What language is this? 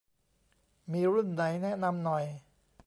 Thai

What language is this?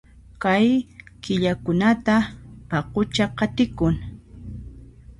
Puno Quechua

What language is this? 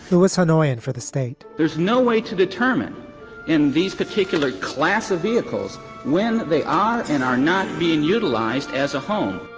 English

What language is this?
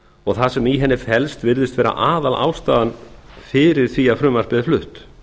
Icelandic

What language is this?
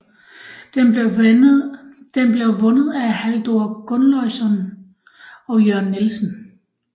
Danish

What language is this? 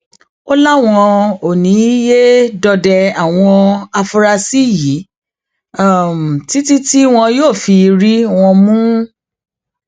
Yoruba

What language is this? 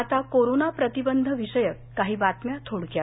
Marathi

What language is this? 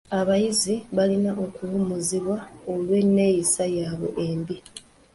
Ganda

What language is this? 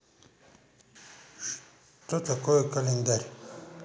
Russian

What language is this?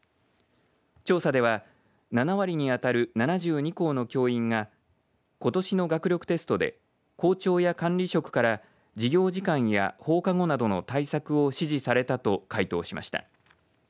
Japanese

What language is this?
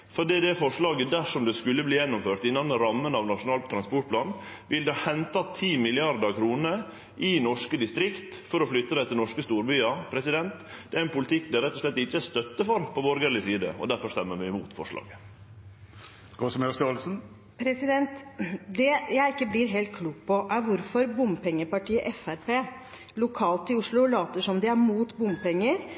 Norwegian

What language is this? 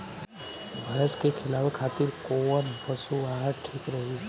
Bhojpuri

